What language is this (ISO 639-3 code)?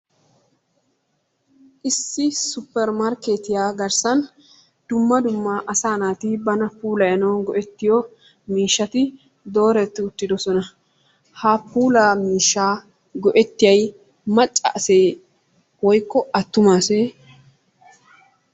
wal